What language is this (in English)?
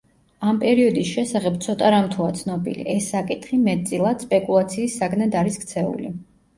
Georgian